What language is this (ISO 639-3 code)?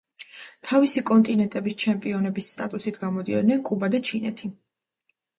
kat